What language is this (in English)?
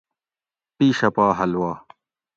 Gawri